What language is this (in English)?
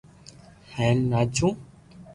Loarki